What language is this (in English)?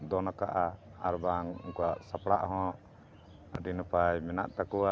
Santali